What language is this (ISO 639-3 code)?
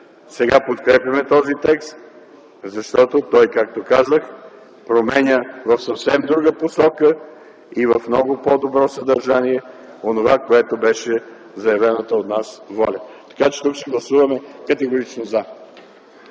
bul